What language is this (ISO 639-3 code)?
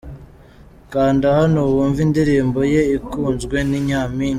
kin